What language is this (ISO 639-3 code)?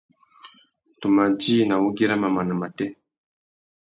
bag